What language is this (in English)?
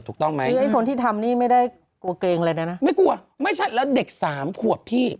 Thai